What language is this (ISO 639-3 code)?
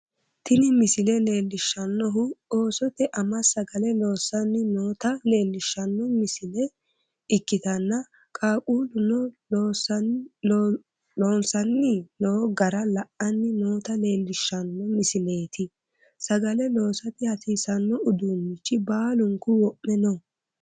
sid